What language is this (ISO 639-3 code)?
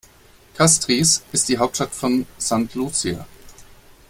deu